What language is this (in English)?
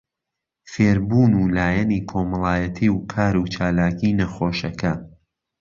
Central Kurdish